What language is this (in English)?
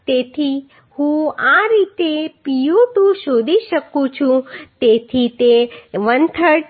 Gujarati